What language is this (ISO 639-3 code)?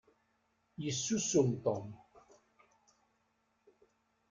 kab